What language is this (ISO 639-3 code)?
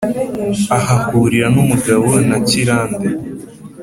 kin